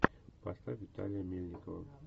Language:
Russian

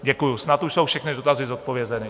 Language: Czech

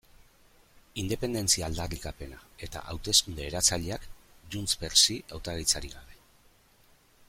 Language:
Basque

